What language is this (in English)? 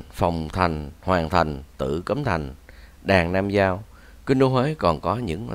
Vietnamese